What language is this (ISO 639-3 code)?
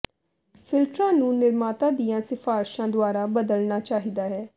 pan